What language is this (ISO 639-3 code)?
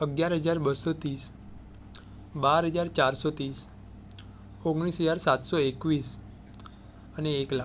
guj